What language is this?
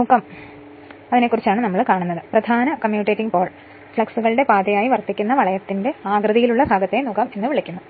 Malayalam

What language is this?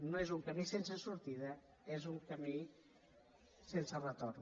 Catalan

